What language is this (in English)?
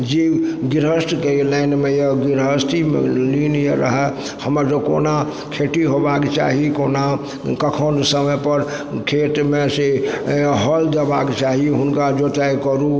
Maithili